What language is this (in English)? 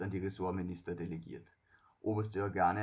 German